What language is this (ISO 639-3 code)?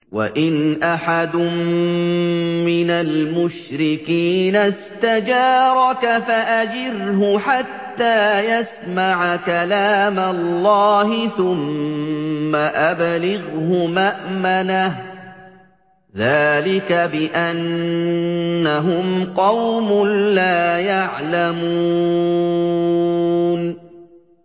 ara